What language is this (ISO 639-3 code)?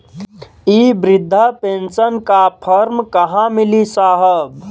bho